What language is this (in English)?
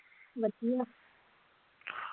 Punjabi